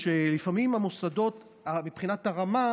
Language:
Hebrew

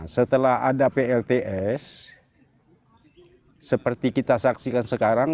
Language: Indonesian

